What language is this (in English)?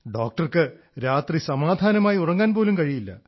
Malayalam